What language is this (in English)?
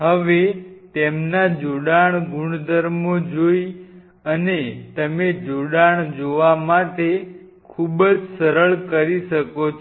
Gujarati